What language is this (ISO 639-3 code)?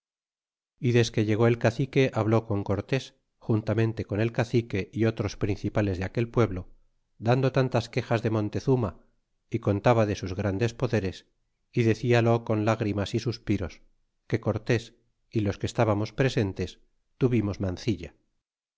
spa